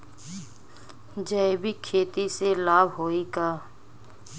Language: Bhojpuri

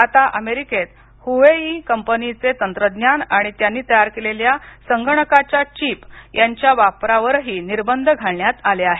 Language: Marathi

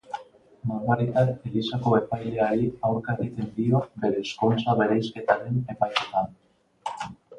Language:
Basque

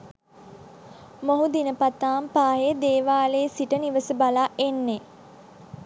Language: Sinhala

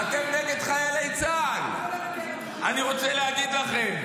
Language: Hebrew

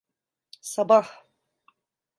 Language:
Turkish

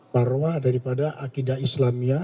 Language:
Indonesian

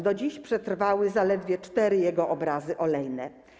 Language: Polish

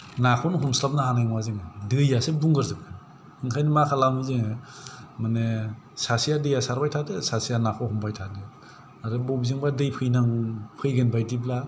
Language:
Bodo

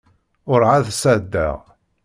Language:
Kabyle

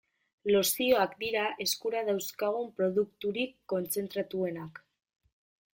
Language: Basque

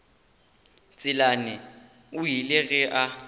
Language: Northern Sotho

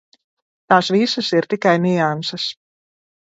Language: Latvian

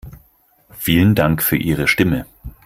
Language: German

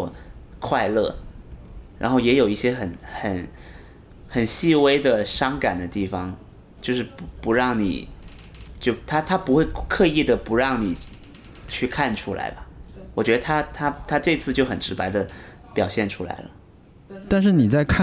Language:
Chinese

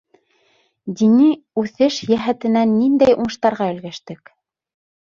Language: Bashkir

